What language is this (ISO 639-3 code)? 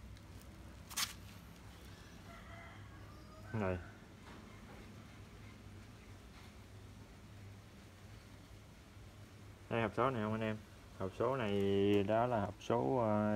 vie